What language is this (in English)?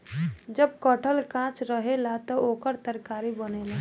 Bhojpuri